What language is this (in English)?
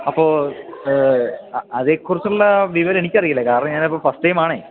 Malayalam